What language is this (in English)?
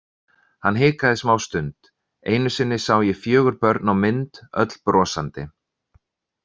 Icelandic